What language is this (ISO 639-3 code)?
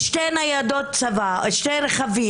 heb